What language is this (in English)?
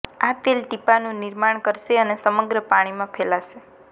Gujarati